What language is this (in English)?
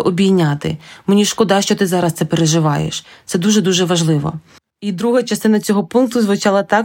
Ukrainian